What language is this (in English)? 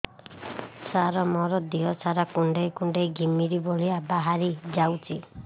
Odia